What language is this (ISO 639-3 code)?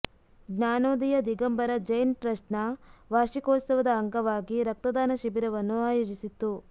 kan